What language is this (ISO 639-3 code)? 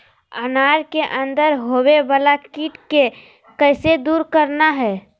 mag